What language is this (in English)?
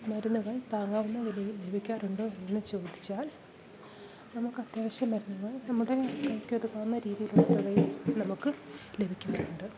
Malayalam